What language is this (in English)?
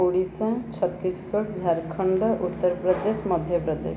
Odia